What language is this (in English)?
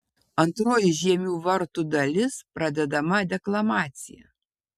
Lithuanian